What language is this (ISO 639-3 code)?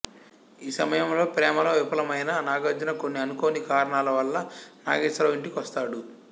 tel